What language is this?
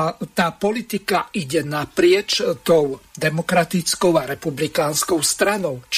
Slovak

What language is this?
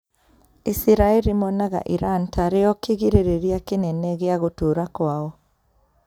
Kikuyu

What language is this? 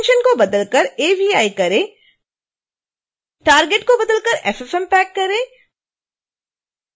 Hindi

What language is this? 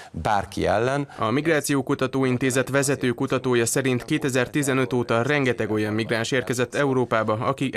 Hungarian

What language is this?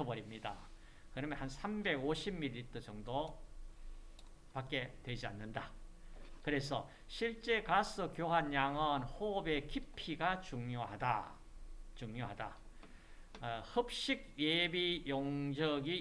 Korean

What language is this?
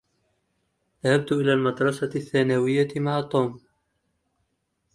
Arabic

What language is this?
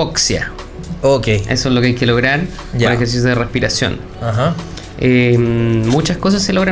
Spanish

